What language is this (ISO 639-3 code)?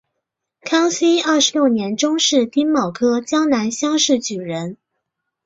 zho